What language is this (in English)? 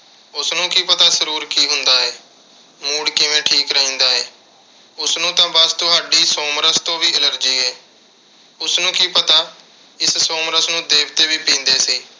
Punjabi